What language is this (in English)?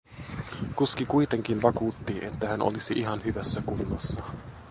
Finnish